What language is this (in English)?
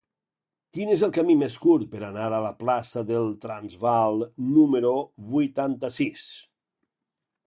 Catalan